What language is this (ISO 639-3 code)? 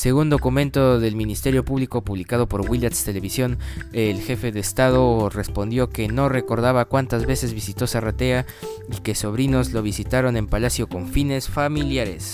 spa